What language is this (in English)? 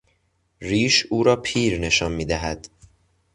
Persian